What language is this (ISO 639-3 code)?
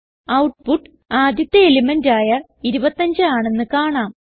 mal